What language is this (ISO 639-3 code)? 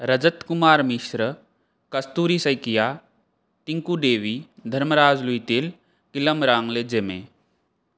san